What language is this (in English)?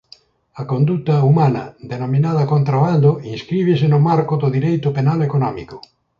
Galician